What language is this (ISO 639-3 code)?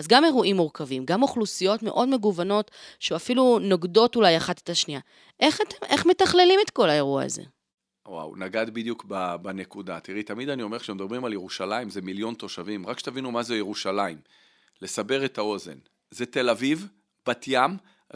heb